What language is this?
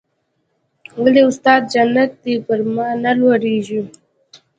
Pashto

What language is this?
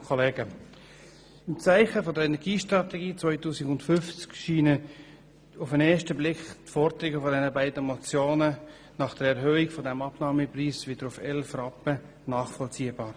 Swiss German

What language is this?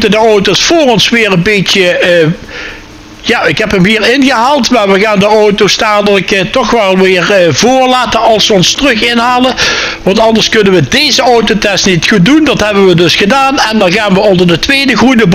Dutch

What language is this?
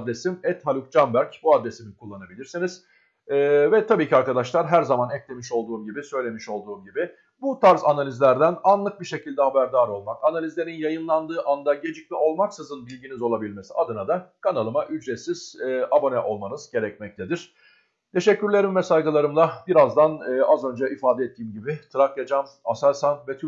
Turkish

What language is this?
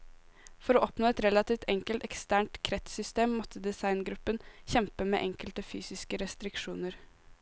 Norwegian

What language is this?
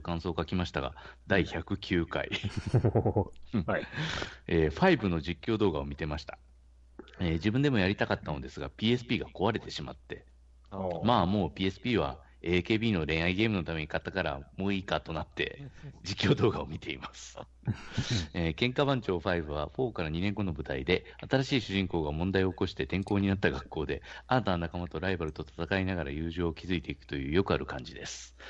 Japanese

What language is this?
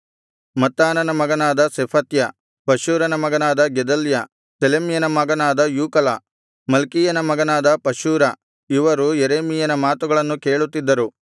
Kannada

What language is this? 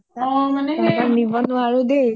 Assamese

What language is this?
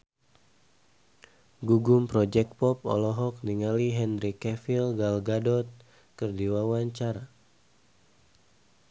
Sundanese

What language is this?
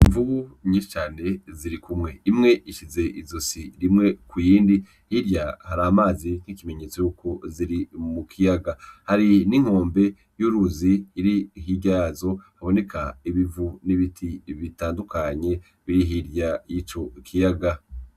Rundi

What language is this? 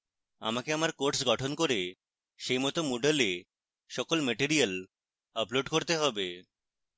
Bangla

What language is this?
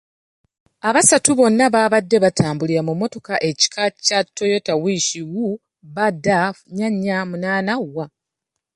Ganda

